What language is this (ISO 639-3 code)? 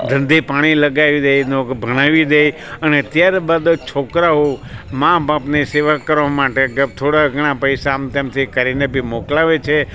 guj